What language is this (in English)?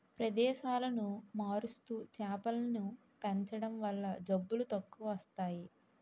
Telugu